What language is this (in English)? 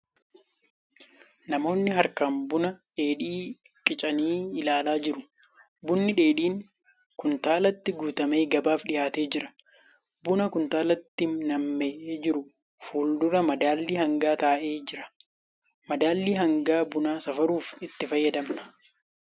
Oromo